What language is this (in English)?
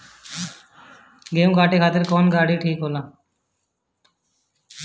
Bhojpuri